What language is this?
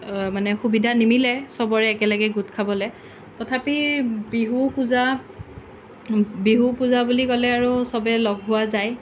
Assamese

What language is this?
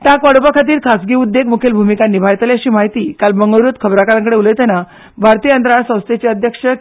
Konkani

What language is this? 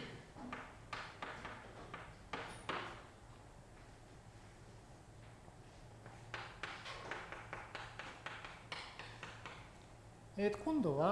Japanese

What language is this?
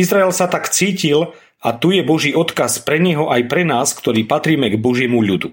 Slovak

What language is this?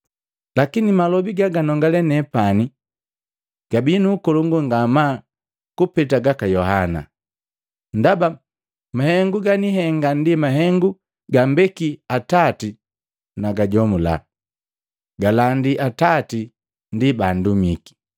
Matengo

